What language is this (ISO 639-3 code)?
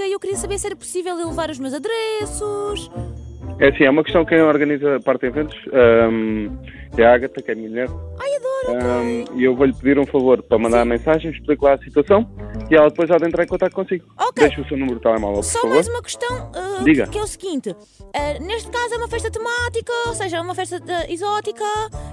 por